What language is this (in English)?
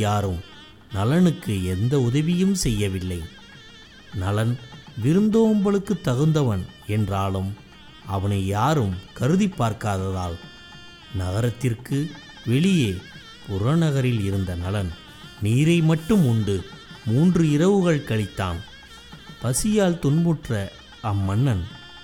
Tamil